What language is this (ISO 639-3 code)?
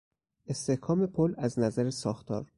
fas